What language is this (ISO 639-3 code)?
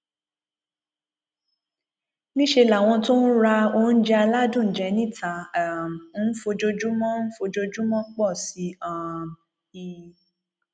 yor